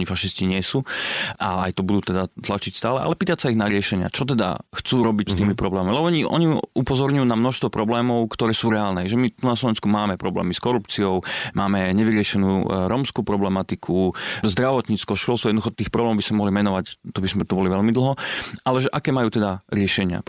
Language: Slovak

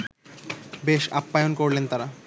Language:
Bangla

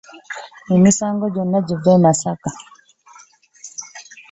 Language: Ganda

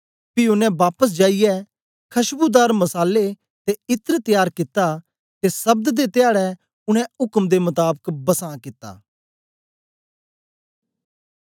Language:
Dogri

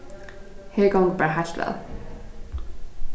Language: Faroese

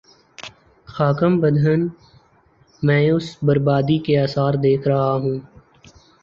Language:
Urdu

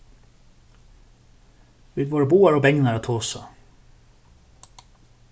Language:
Faroese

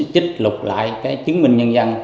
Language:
Vietnamese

